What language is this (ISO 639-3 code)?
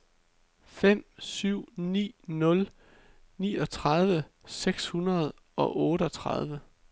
dan